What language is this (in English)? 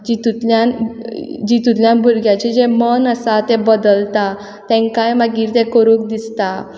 Konkani